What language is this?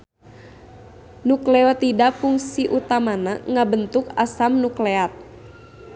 Sundanese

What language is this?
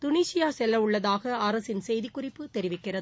Tamil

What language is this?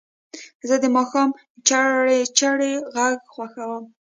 Pashto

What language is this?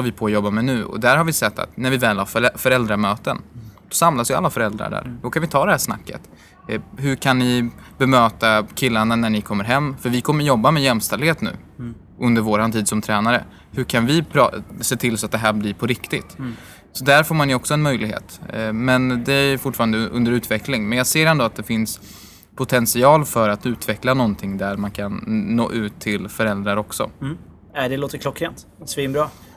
Swedish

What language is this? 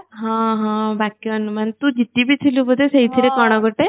Odia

